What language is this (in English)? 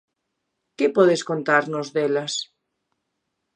Galician